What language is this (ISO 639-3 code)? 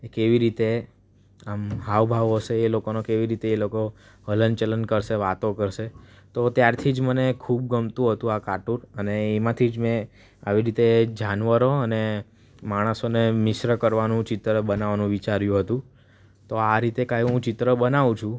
guj